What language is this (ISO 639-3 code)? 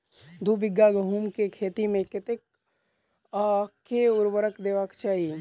mai